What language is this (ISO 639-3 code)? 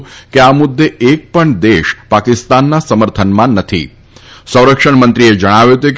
guj